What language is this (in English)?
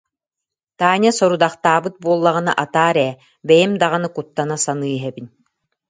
Yakut